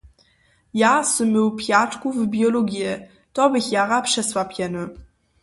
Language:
Upper Sorbian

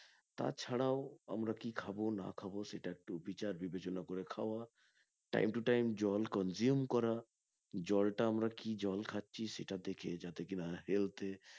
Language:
Bangla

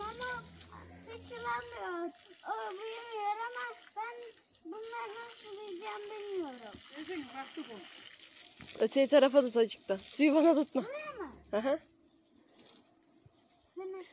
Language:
Turkish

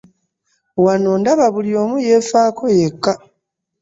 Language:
Ganda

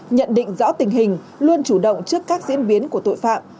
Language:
Vietnamese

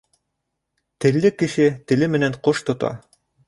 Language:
Bashkir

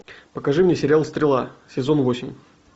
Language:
Russian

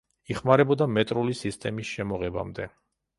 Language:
Georgian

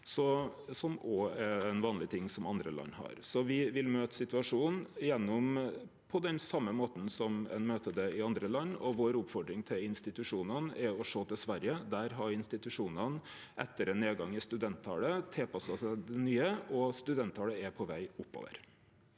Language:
Norwegian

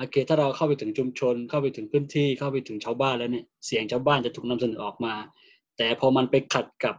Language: Thai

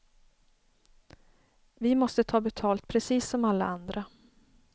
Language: Swedish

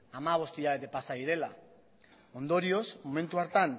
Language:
Basque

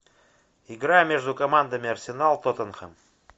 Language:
Russian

